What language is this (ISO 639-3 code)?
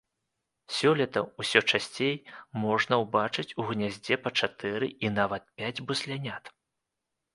bel